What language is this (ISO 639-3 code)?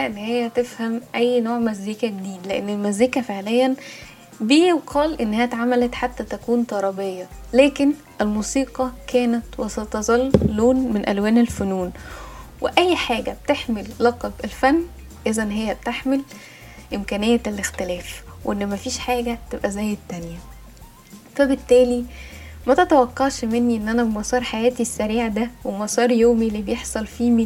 ara